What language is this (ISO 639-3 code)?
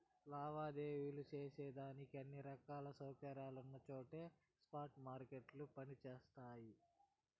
tel